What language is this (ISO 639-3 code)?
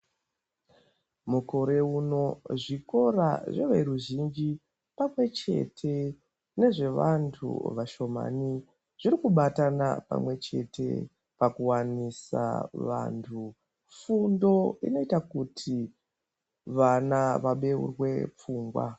ndc